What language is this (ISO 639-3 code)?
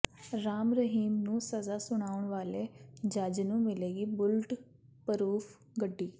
pan